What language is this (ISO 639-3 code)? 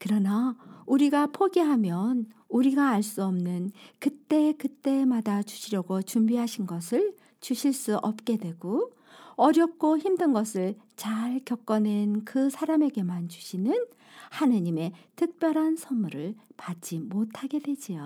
kor